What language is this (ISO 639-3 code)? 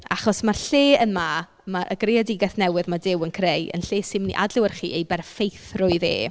cym